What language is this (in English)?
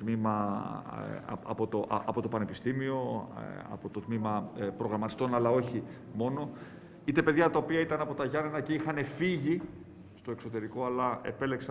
Greek